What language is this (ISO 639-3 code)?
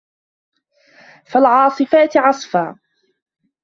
ara